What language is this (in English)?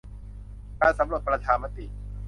Thai